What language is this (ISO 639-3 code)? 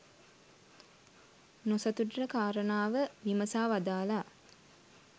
sin